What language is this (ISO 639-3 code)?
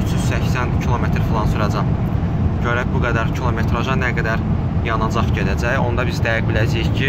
tur